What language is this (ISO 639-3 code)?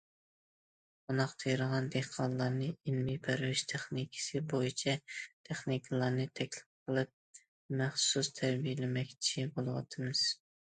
uig